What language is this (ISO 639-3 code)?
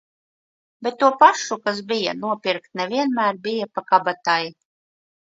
lav